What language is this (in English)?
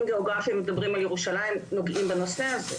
Hebrew